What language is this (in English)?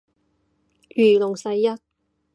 Cantonese